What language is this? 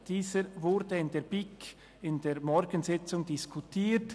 Swiss German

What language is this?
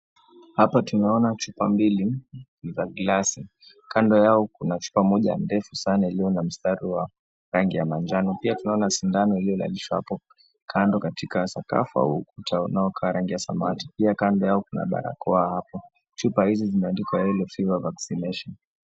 Swahili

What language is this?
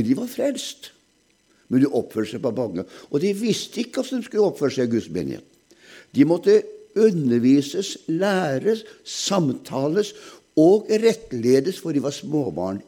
German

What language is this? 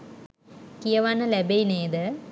Sinhala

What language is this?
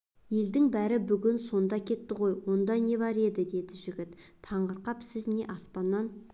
Kazakh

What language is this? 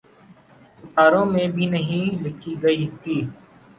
Urdu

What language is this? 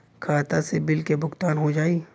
Bhojpuri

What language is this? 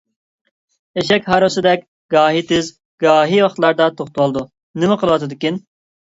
Uyghur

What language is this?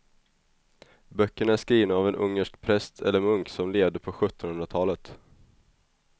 Swedish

